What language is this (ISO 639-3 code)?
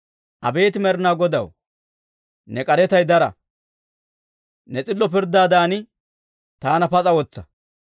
dwr